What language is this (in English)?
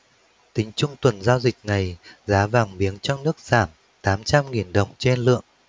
Vietnamese